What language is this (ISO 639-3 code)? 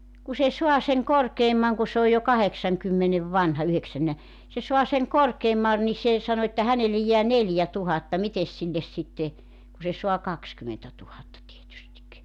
fin